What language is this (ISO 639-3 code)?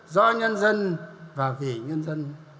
vie